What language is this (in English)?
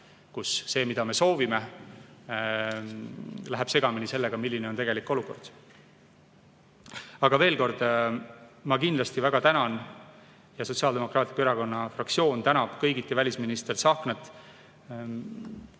Estonian